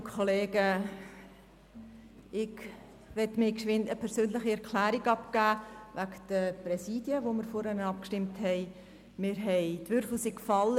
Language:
Swiss German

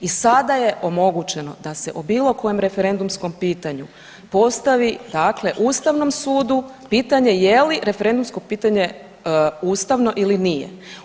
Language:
Croatian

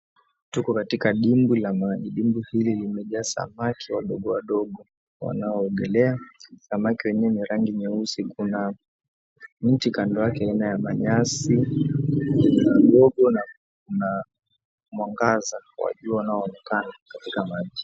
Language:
Swahili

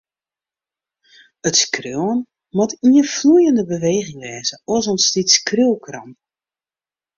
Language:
Western Frisian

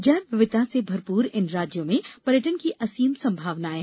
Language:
Hindi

